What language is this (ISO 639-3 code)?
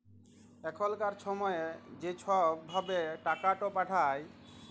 ben